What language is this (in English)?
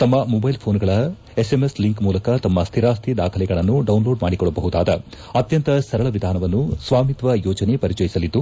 Kannada